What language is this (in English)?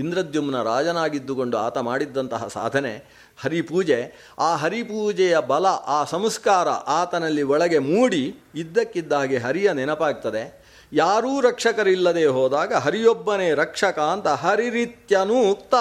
Kannada